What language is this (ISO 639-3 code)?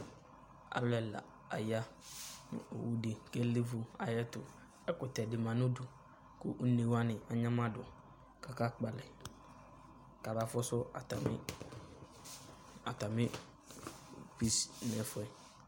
kpo